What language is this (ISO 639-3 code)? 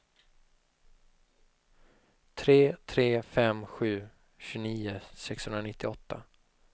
swe